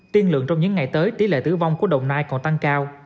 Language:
Vietnamese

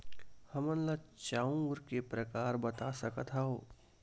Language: Chhattisgarhi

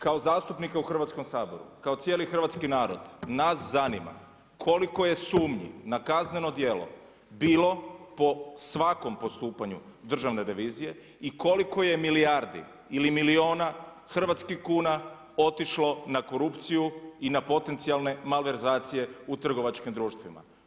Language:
Croatian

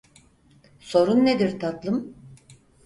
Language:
Turkish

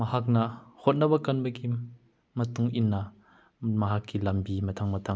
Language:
Manipuri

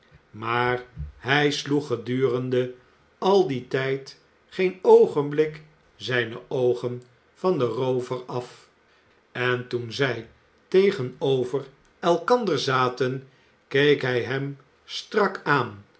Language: Dutch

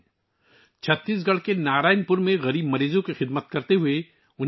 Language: Urdu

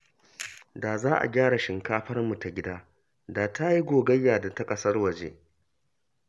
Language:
Hausa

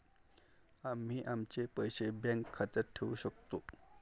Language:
Marathi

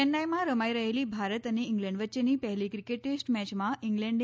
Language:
Gujarati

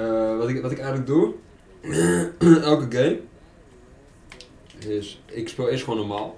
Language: Dutch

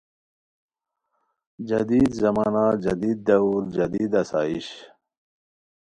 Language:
Khowar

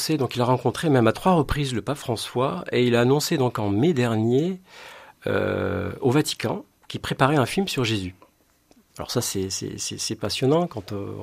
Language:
French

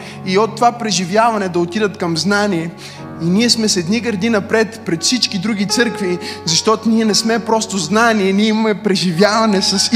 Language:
Bulgarian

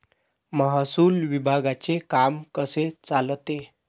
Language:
Marathi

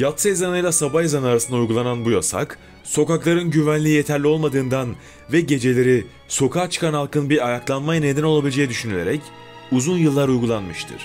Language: Turkish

